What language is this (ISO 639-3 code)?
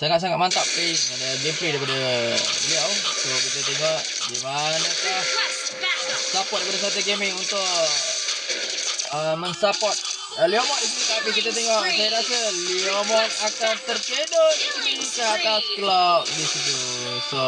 msa